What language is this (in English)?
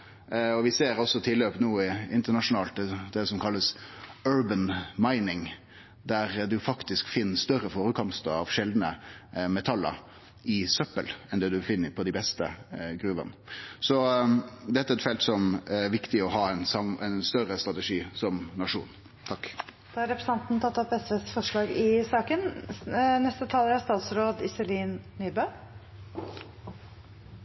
Norwegian